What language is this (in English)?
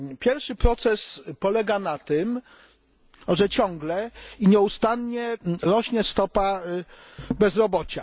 Polish